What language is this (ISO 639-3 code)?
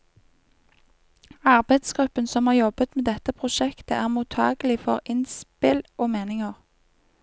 nor